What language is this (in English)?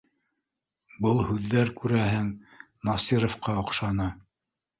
Bashkir